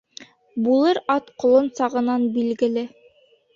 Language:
Bashkir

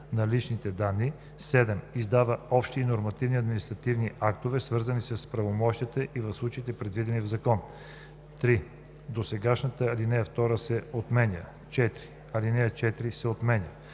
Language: Bulgarian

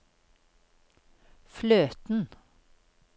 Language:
Norwegian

